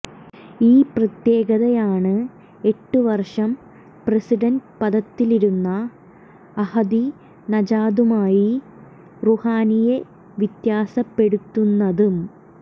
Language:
Malayalam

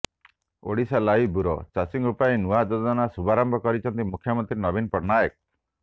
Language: Odia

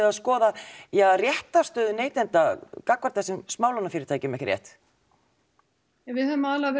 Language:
Icelandic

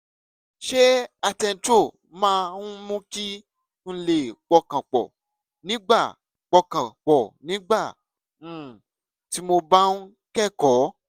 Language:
Yoruba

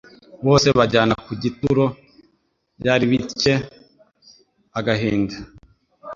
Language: Kinyarwanda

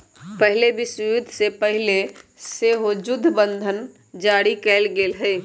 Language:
Magahi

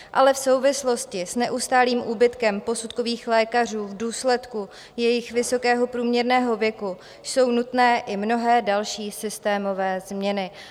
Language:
Czech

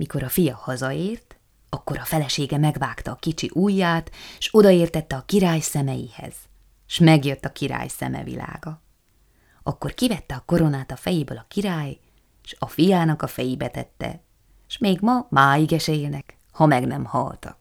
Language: Hungarian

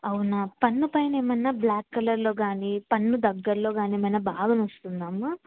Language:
Telugu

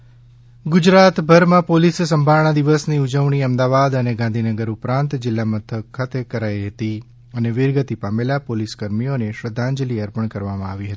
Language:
Gujarati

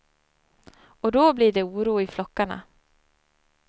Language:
Swedish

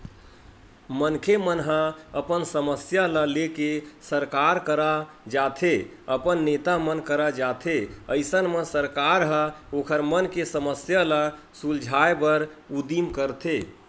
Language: Chhattisgarhi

